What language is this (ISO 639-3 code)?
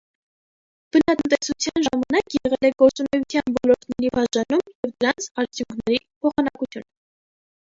hye